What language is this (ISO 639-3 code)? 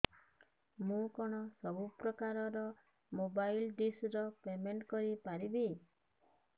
ori